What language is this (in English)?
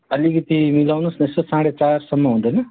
Nepali